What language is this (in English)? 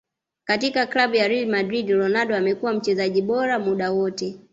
Swahili